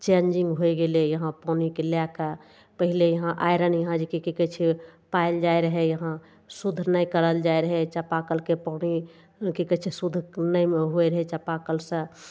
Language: Maithili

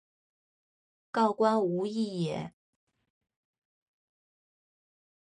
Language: Chinese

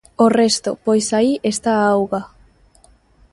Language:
Galician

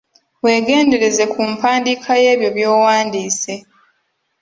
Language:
Ganda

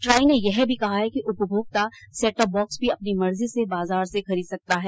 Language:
Hindi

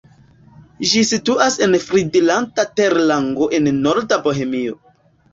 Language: Esperanto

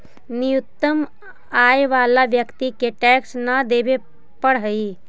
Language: Magahi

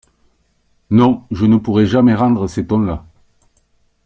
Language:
French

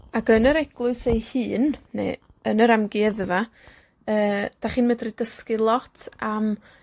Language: Welsh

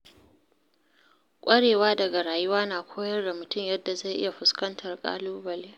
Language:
Hausa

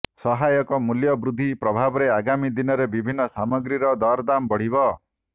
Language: Odia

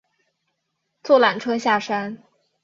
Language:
Chinese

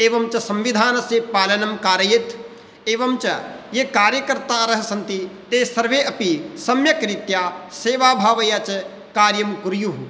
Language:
Sanskrit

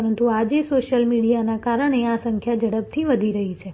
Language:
Gujarati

